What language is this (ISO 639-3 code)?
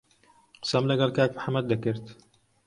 ckb